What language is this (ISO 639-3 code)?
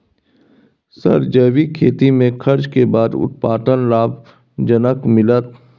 mai